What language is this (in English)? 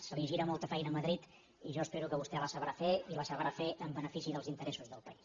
Catalan